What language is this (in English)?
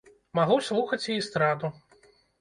Belarusian